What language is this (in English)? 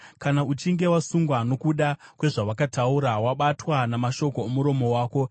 Shona